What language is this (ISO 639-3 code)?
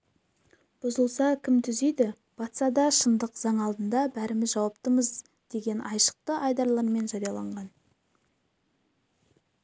kaz